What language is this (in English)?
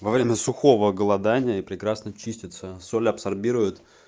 Russian